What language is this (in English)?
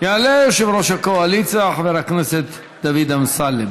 Hebrew